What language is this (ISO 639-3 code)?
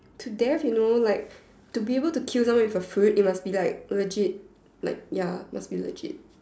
eng